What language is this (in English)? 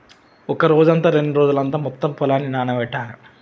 Telugu